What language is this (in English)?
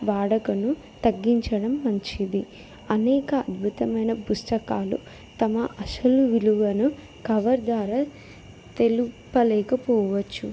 Telugu